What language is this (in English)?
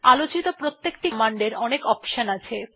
Bangla